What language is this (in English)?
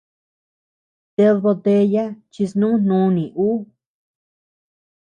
Tepeuxila Cuicatec